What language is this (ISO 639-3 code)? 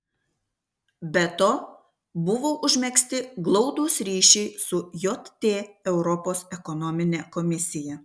lit